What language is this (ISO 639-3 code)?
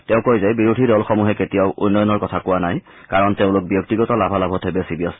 asm